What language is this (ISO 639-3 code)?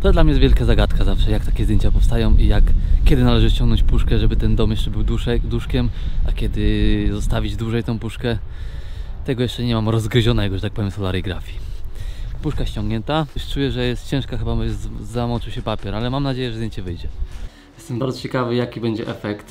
pol